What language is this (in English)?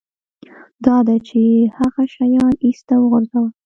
Pashto